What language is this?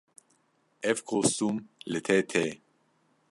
Kurdish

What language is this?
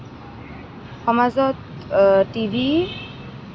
Assamese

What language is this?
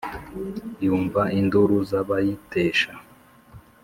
Kinyarwanda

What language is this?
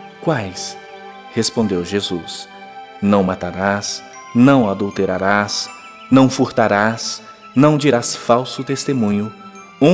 Portuguese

